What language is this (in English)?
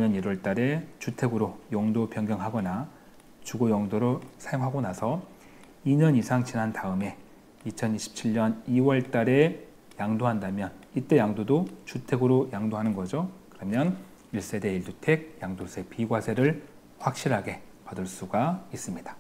Korean